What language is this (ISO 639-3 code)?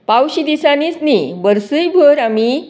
kok